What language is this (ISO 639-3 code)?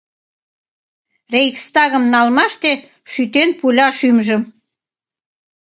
chm